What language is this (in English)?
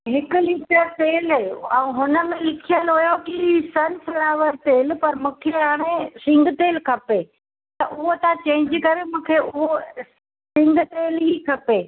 Sindhi